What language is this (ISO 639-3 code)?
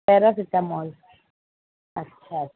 snd